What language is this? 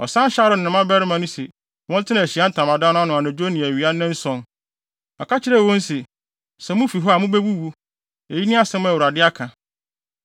Akan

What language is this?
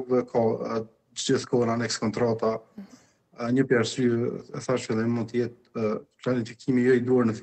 Romanian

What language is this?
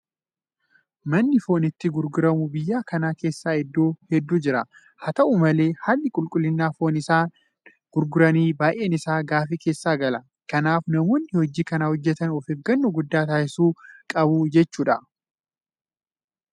Oromo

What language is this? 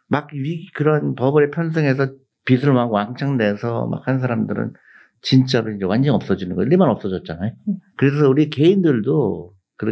Korean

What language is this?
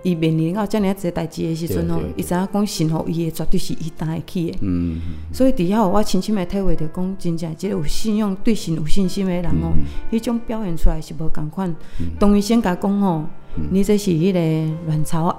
Chinese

